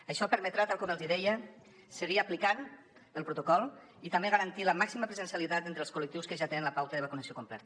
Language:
Catalan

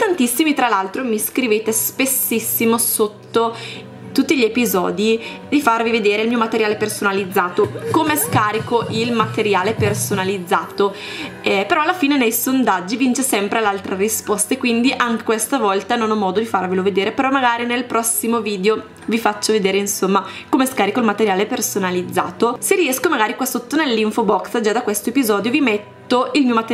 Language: Italian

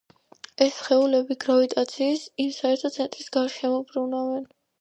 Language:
Georgian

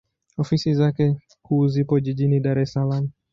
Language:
Swahili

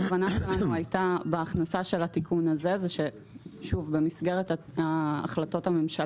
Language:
Hebrew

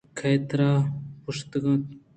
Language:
Eastern Balochi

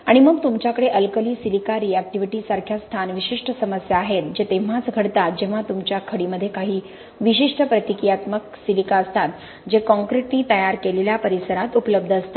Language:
Marathi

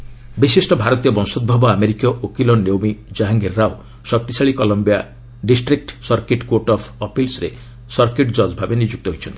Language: Odia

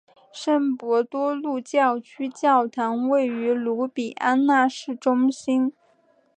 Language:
Chinese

